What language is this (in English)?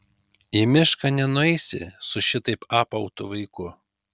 Lithuanian